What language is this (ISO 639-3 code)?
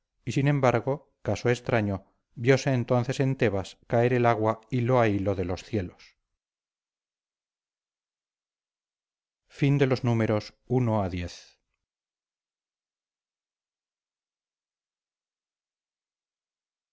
spa